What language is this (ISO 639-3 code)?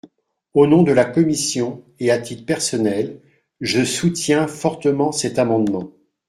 fra